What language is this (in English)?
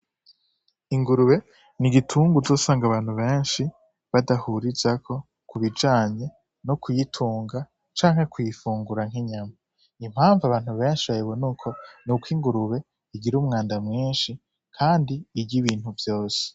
Rundi